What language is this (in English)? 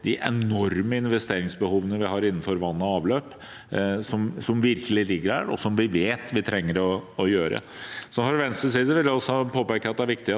Norwegian